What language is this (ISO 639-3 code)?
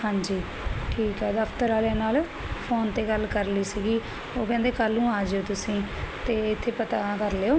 pan